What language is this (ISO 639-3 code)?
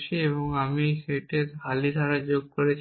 ben